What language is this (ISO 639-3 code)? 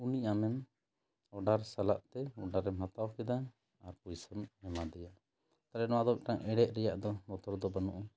sat